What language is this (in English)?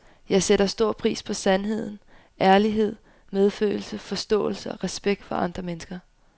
Danish